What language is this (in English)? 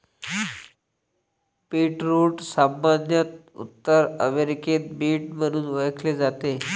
Marathi